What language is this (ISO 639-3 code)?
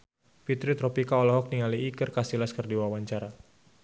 sun